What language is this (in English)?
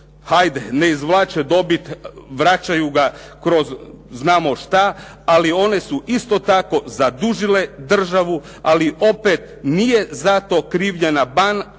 Croatian